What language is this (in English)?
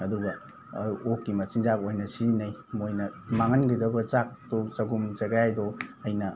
Manipuri